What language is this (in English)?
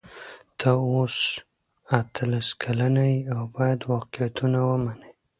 Pashto